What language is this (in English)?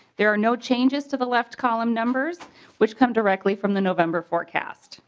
English